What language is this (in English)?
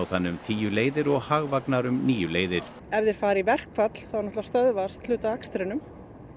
Icelandic